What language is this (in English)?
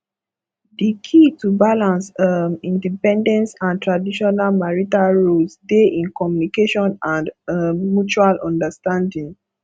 Nigerian Pidgin